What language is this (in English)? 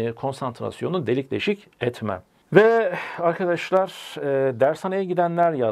Turkish